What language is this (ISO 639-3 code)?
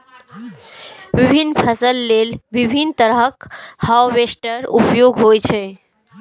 mai